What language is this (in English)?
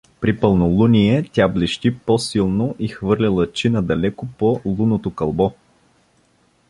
Bulgarian